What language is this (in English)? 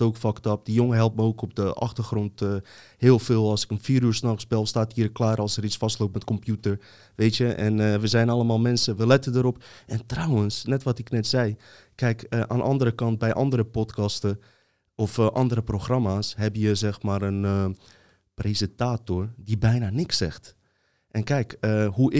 Dutch